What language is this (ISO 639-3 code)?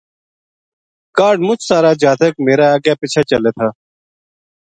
gju